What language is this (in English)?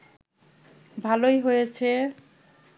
Bangla